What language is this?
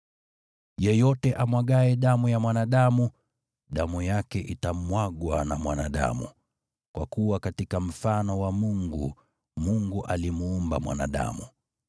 Swahili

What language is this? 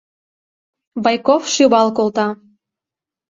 Mari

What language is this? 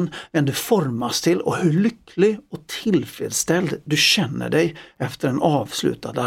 Swedish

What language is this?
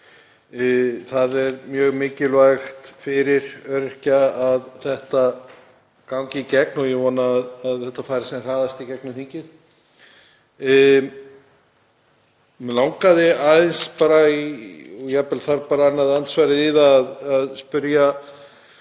Icelandic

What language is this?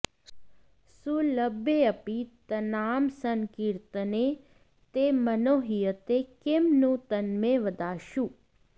Sanskrit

